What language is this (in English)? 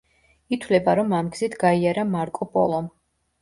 Georgian